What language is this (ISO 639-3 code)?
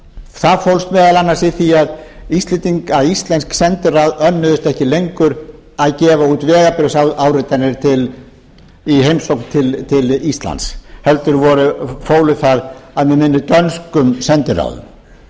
isl